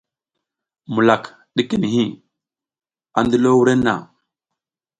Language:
South Giziga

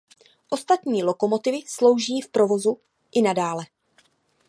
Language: Czech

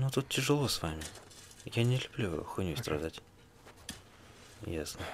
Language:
Russian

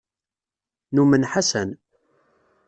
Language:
Kabyle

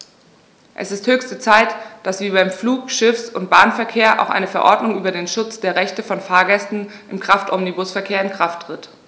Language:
German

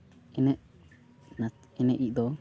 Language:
Santali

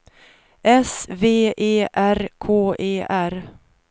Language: Swedish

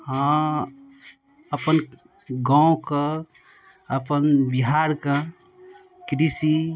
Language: Maithili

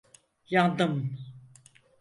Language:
Turkish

